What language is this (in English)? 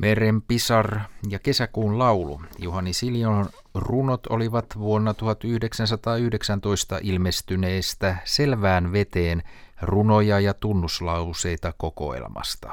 Finnish